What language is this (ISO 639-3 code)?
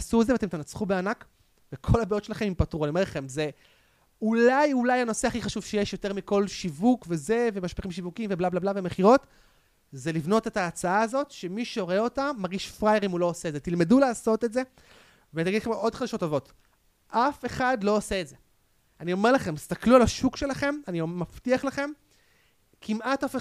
heb